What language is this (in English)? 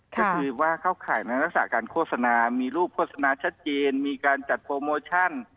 Thai